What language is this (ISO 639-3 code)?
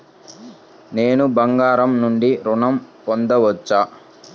tel